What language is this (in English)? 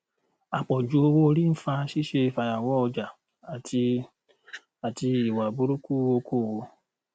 Yoruba